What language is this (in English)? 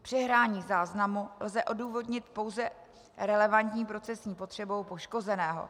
Czech